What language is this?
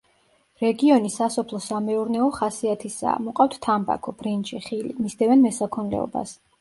Georgian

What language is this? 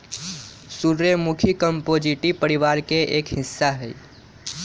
Magahi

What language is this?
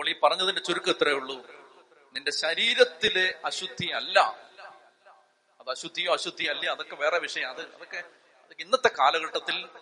Malayalam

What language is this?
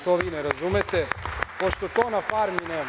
Serbian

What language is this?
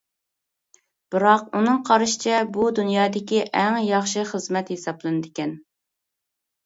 Uyghur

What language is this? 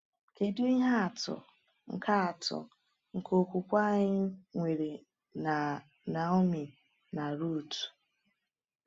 Igbo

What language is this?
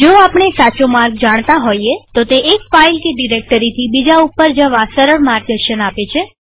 Gujarati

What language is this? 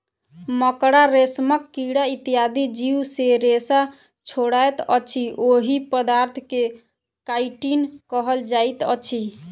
Maithili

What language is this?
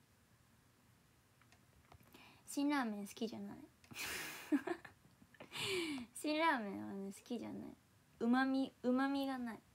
Japanese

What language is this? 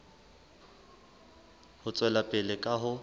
Southern Sotho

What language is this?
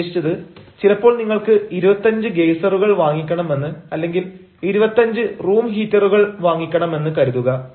Malayalam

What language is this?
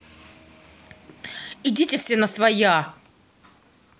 Russian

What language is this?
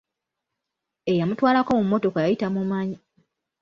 Ganda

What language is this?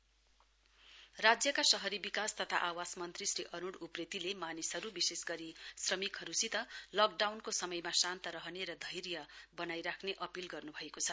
Nepali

